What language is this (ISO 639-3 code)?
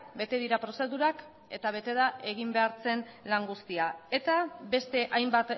eus